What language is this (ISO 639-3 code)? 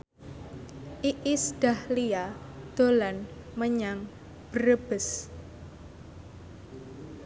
jav